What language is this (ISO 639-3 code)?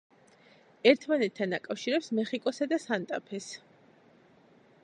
kat